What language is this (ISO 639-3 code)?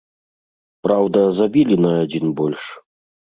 bel